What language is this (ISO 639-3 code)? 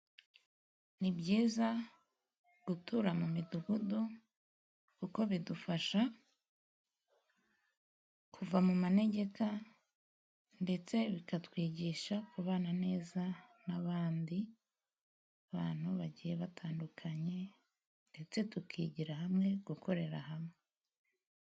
kin